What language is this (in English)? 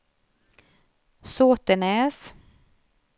Swedish